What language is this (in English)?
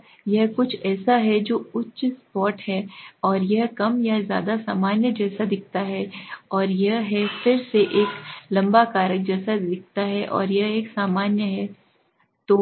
Hindi